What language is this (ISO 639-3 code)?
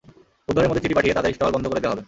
ben